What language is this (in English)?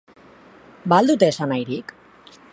Basque